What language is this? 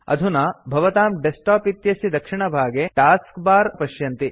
Sanskrit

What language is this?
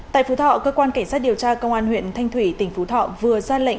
Vietnamese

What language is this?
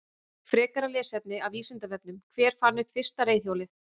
Icelandic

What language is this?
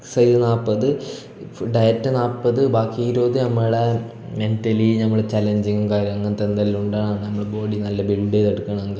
Malayalam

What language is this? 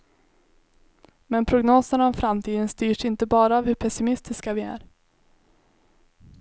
Swedish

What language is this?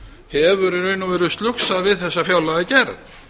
Icelandic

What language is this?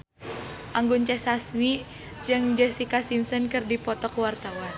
Sundanese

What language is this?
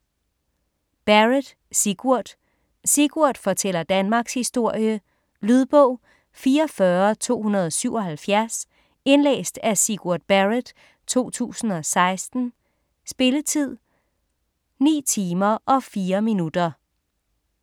Danish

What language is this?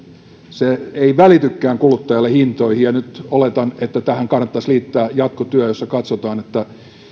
Finnish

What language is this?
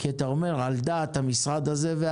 Hebrew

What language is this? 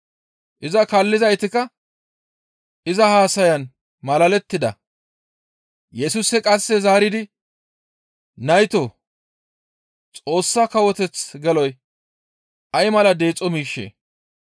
Gamo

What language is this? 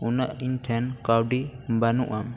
Santali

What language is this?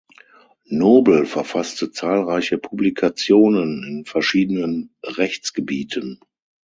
German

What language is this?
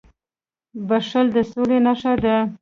Pashto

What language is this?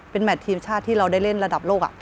Thai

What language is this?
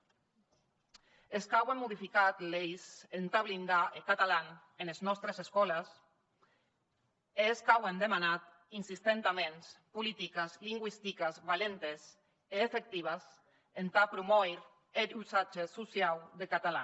Catalan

